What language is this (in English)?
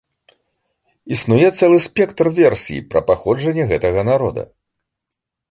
Belarusian